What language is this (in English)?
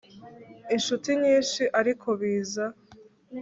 Kinyarwanda